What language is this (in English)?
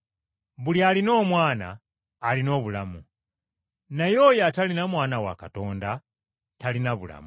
Ganda